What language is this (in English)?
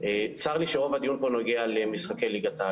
Hebrew